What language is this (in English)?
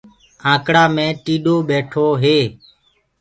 Gurgula